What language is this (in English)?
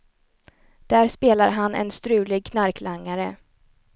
Swedish